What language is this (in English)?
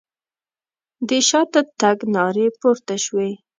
Pashto